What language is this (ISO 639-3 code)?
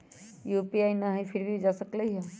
mag